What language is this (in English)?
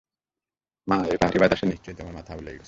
Bangla